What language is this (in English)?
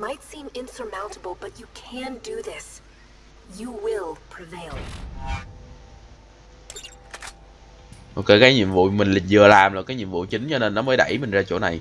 Vietnamese